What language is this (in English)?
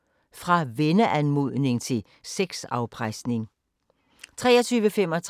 Danish